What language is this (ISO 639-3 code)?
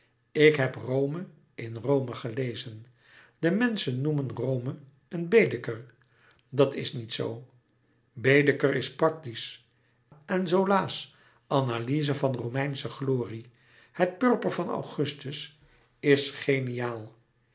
nld